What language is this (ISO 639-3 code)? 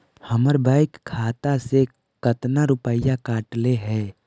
mag